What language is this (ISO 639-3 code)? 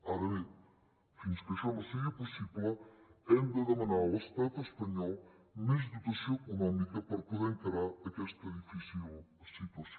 cat